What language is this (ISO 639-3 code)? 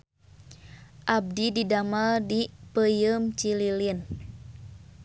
sun